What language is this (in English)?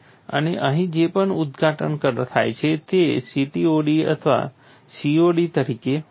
Gujarati